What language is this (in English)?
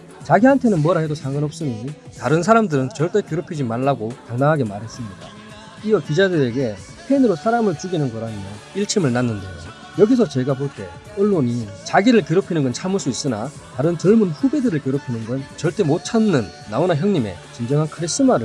Korean